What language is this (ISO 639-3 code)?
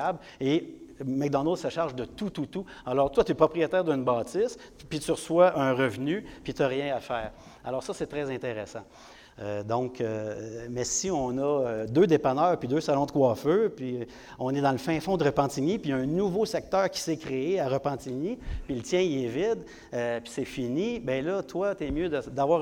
fra